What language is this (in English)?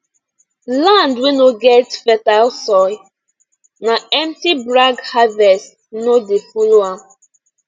Nigerian Pidgin